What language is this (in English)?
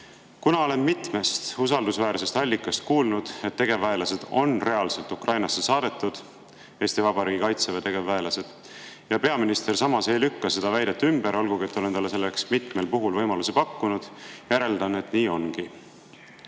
Estonian